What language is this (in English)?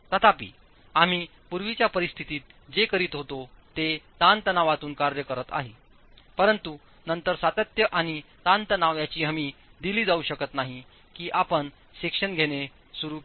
Marathi